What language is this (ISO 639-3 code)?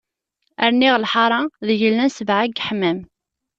kab